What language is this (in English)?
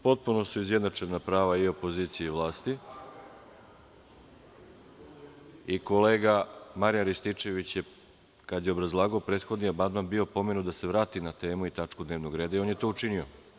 Serbian